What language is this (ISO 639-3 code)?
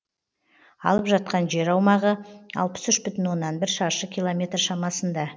kaz